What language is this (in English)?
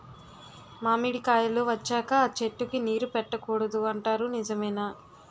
Telugu